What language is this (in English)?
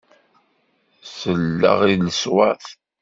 Kabyle